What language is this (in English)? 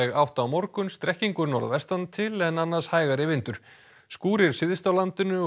Icelandic